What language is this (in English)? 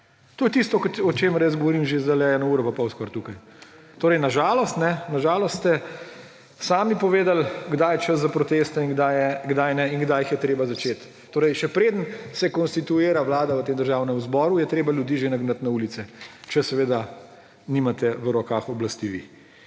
Slovenian